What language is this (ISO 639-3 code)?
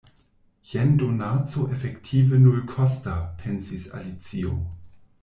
epo